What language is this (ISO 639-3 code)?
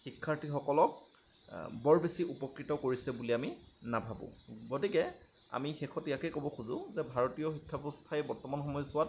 asm